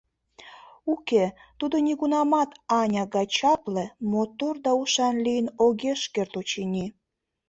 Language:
Mari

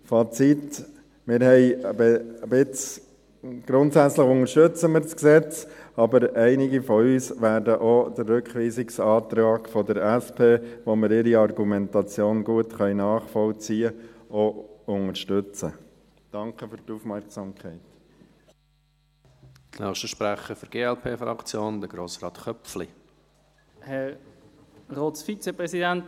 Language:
Swiss German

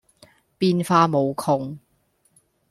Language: Cantonese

